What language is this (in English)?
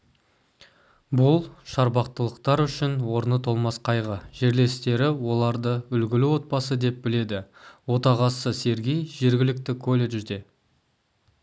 Kazakh